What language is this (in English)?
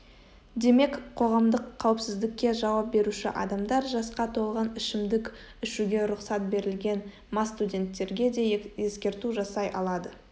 Kazakh